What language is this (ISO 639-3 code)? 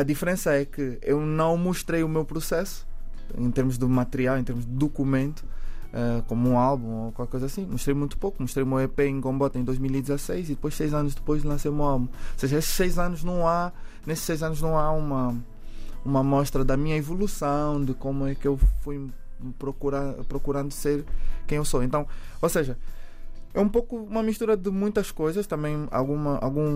por